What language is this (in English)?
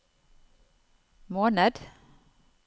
Norwegian